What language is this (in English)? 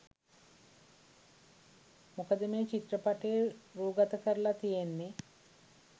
Sinhala